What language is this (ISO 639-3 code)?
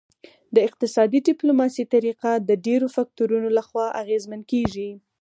pus